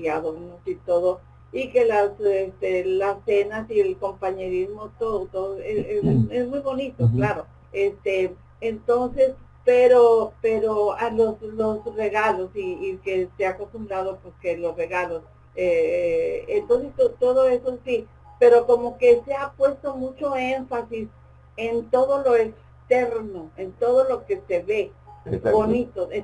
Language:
Spanish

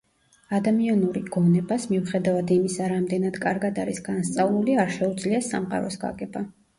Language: Georgian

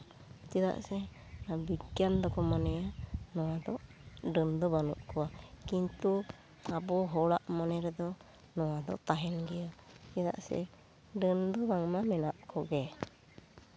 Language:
Santali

